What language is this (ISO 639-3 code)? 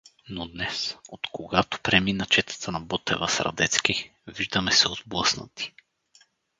bul